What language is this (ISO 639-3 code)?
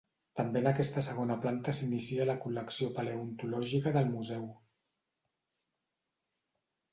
cat